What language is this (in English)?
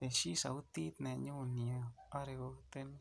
Kalenjin